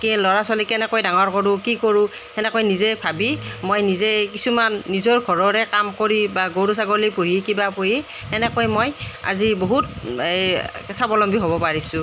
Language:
Assamese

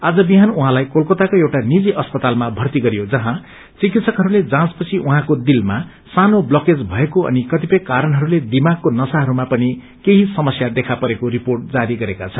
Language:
Nepali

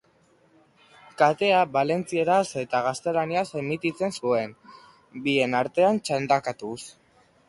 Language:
Basque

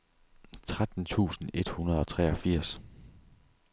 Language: Danish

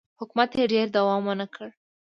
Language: Pashto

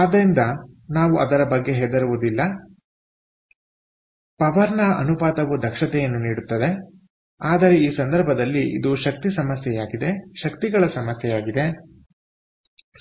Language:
Kannada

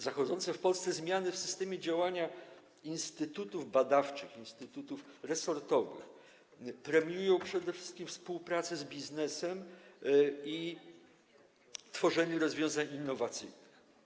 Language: Polish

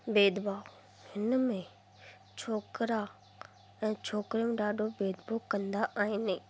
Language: Sindhi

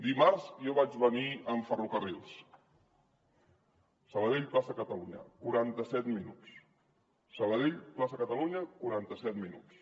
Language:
Catalan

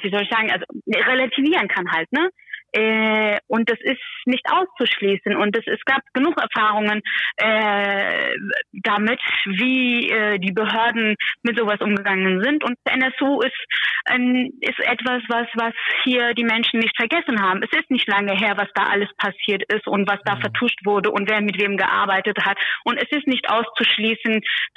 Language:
German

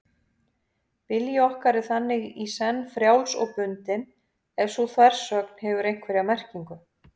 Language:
Icelandic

